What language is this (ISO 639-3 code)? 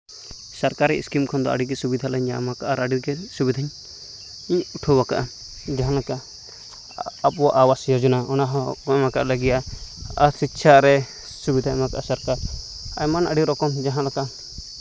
sat